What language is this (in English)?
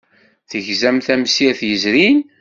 Kabyle